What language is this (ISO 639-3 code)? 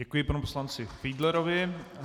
ces